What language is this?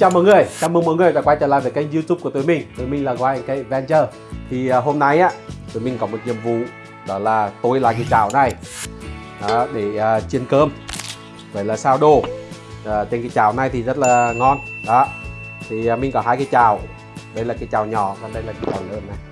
Vietnamese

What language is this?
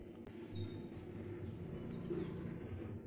Kannada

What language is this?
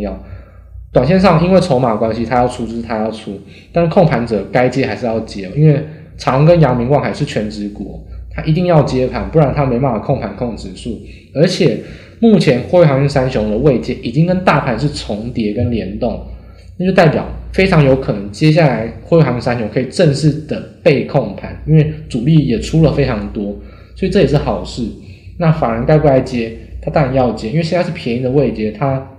Chinese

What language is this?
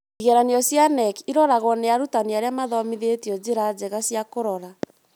Kikuyu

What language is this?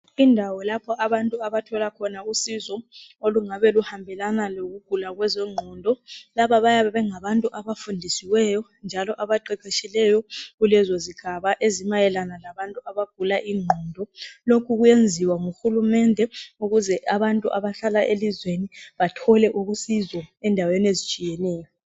North Ndebele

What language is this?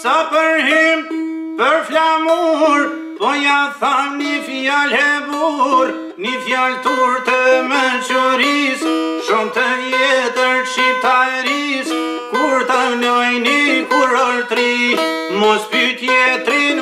Bulgarian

